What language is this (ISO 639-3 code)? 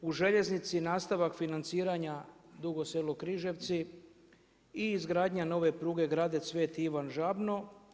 hrv